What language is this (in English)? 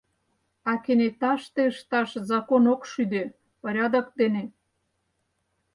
Mari